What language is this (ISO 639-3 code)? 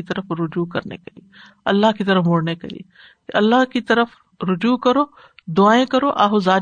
urd